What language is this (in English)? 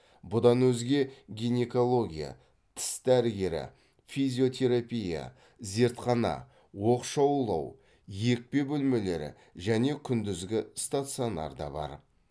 Kazakh